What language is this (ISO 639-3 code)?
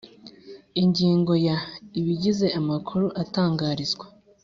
kin